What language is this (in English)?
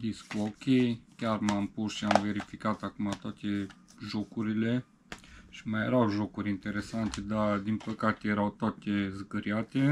Romanian